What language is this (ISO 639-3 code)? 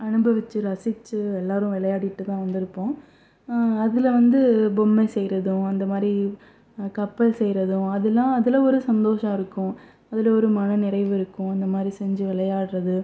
tam